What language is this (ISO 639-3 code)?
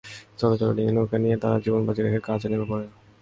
ben